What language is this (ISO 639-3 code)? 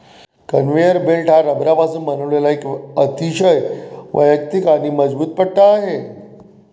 mar